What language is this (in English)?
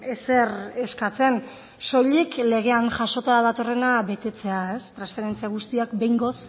Basque